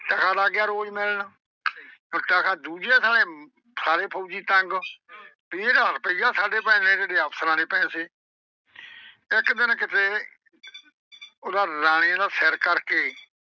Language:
Punjabi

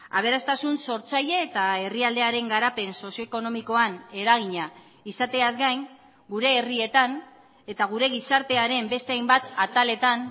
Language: Basque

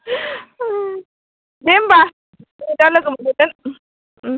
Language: Bodo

